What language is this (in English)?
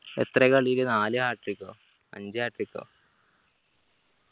Malayalam